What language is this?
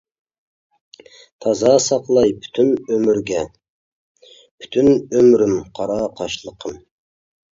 Uyghur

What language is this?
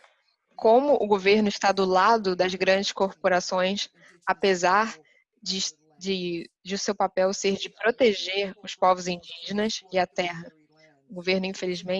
Portuguese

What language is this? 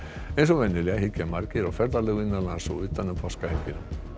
Icelandic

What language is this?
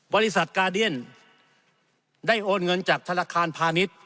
Thai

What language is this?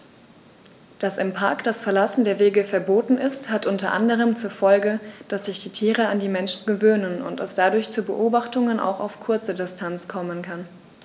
German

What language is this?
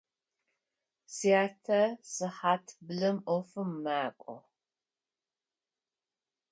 Adyghe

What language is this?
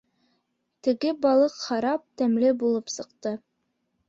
Bashkir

